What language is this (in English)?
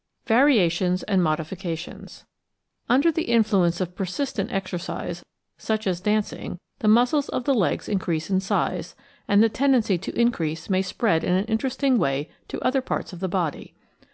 English